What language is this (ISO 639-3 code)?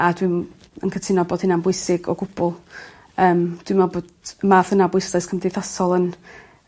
cym